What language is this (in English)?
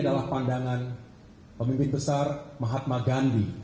Indonesian